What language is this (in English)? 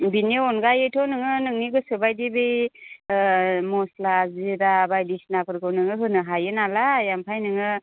Bodo